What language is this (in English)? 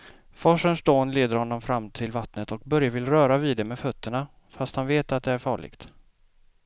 Swedish